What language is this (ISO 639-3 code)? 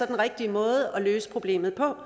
dan